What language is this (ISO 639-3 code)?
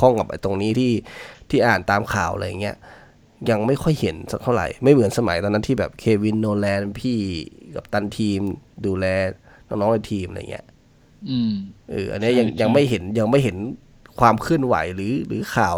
tha